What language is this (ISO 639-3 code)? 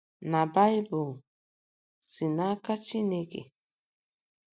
ibo